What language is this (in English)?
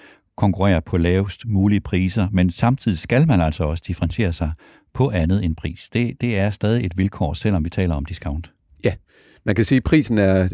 Danish